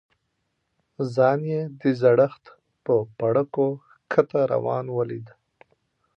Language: Pashto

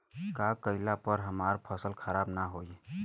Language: Bhojpuri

